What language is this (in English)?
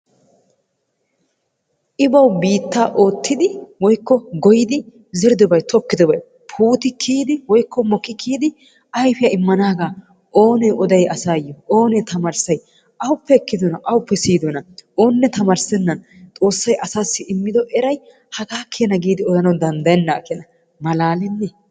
Wolaytta